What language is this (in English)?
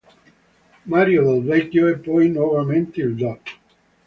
Italian